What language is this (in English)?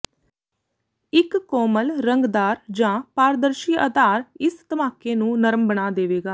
Punjabi